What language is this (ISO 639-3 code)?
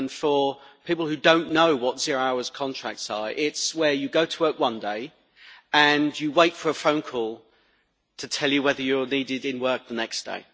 eng